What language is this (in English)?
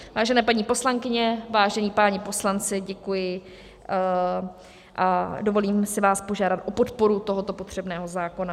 Czech